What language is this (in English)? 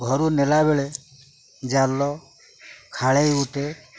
Odia